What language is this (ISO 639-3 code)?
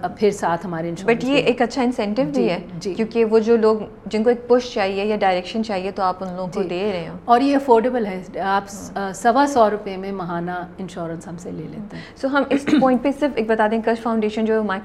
urd